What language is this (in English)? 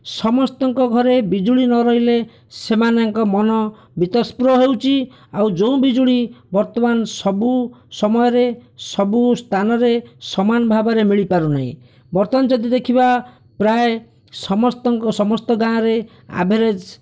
Odia